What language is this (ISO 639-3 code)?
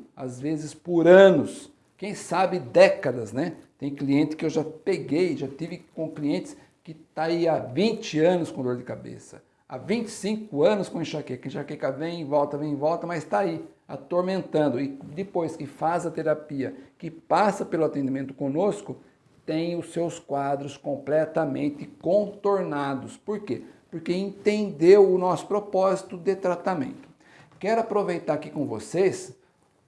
por